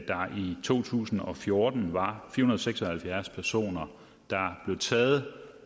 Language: Danish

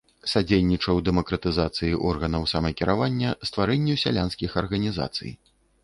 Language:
Belarusian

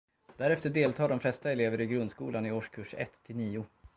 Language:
Swedish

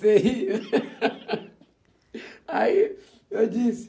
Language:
Portuguese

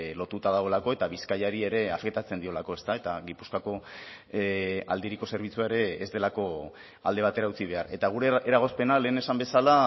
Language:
Basque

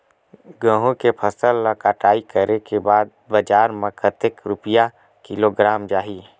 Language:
Chhattisgarhi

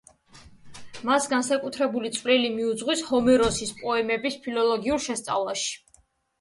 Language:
Georgian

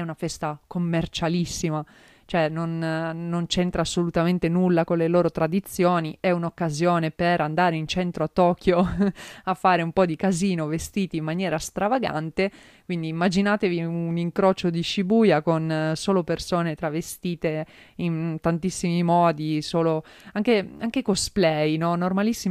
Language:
Italian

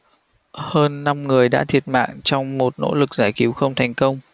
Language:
Vietnamese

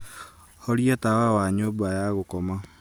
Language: Kikuyu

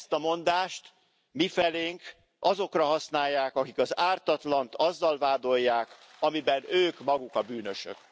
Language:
Hungarian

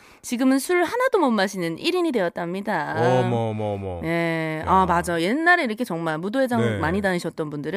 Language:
Korean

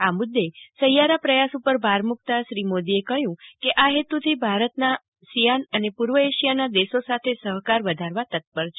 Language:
Gujarati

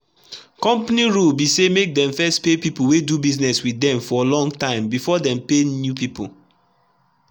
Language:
Nigerian Pidgin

